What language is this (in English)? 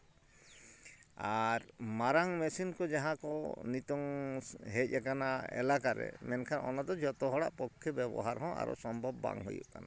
Santali